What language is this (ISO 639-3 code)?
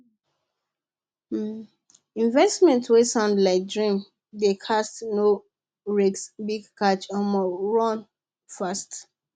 pcm